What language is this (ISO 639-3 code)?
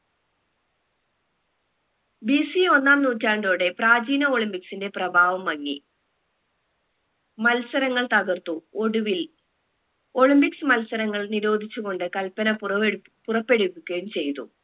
mal